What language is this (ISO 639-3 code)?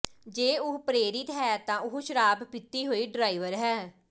pan